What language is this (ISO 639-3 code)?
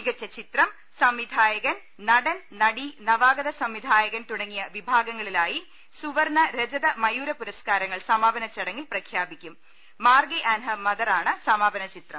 mal